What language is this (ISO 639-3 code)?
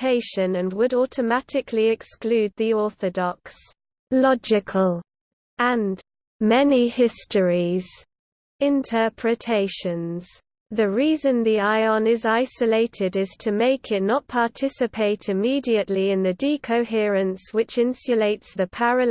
eng